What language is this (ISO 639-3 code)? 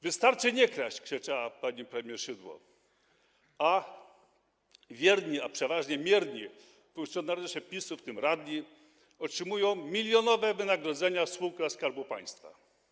pol